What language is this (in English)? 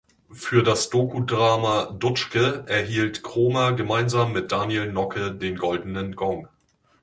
German